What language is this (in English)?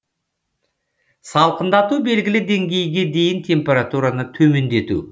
Kazakh